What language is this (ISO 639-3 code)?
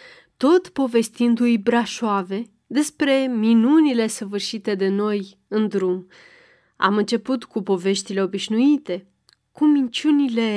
ron